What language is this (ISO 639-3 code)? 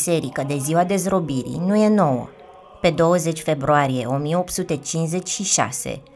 ron